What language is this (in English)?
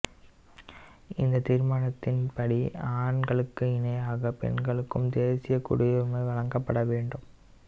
Tamil